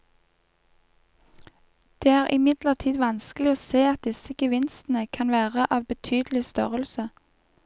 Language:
Norwegian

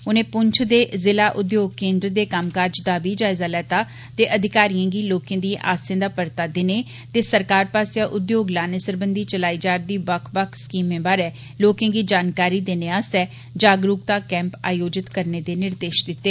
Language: Dogri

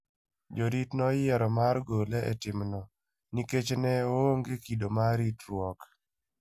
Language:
Luo (Kenya and Tanzania)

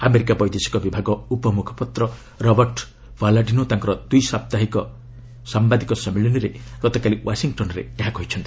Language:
Odia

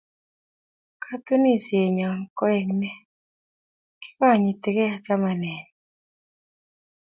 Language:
Kalenjin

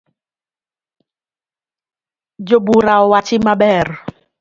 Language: Luo (Kenya and Tanzania)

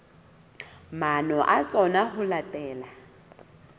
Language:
Southern Sotho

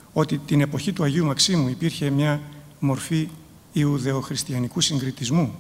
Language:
Greek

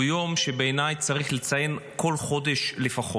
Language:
Hebrew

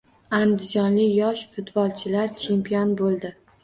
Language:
Uzbek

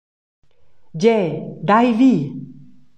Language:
Romansh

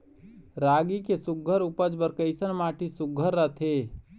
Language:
Chhattisgarhi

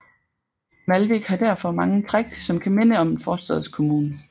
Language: Danish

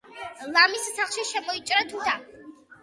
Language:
Georgian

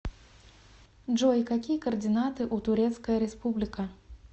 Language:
Russian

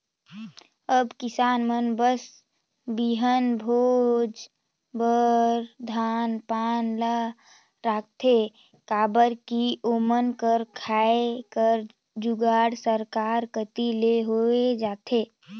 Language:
Chhattisgarhi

